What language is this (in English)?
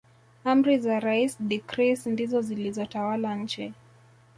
Swahili